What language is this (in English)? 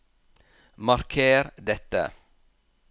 Norwegian